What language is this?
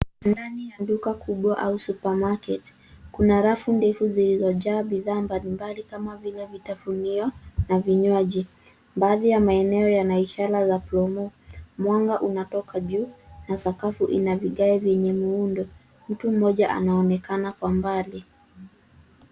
Swahili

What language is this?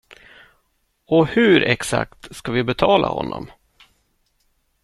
Swedish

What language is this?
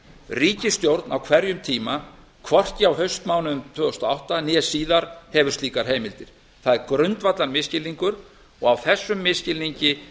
Icelandic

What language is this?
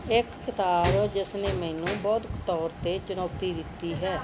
Punjabi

